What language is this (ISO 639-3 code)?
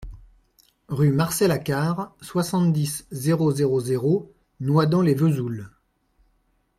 fra